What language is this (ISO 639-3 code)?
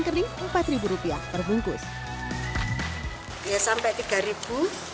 ind